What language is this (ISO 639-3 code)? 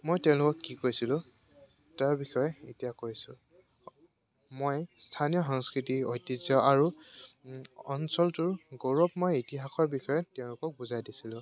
asm